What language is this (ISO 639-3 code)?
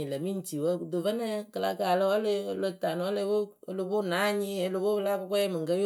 keu